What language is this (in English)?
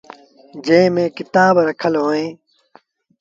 Sindhi Bhil